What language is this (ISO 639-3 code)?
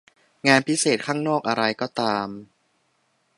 tha